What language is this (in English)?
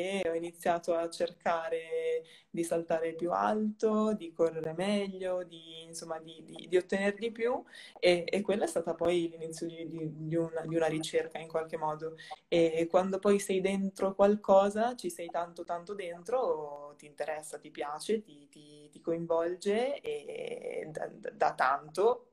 Italian